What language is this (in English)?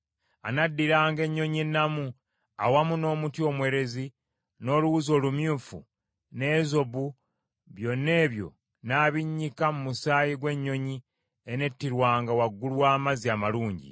Ganda